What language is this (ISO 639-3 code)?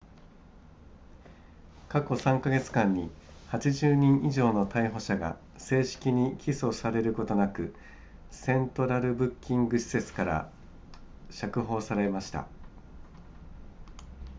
jpn